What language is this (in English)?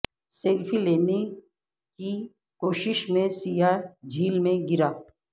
Urdu